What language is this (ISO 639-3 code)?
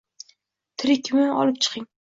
uzb